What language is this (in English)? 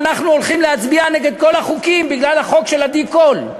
Hebrew